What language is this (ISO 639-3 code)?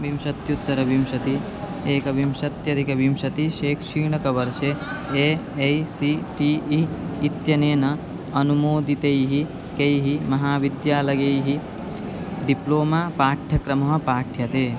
san